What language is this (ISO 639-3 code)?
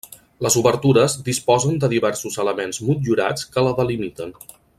cat